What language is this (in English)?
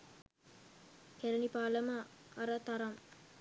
Sinhala